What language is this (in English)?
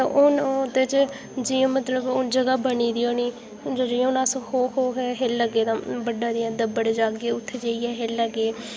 Dogri